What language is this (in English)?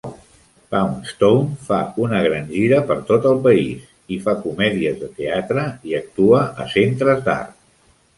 Catalan